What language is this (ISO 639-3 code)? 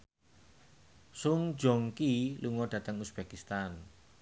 jav